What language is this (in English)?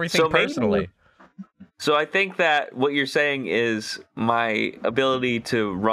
English